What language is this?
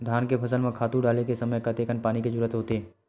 Chhattisgarhi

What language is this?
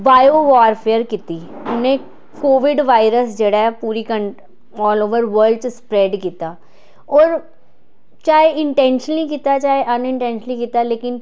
Dogri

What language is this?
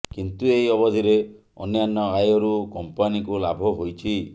Odia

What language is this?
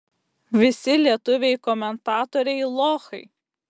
Lithuanian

